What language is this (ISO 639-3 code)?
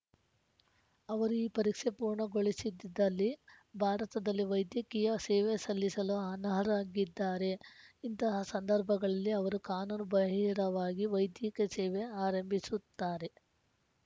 kan